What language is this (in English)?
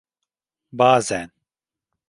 Turkish